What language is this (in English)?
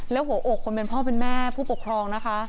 Thai